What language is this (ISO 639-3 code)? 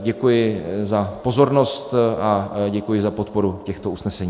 ces